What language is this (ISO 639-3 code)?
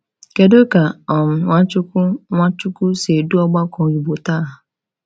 ibo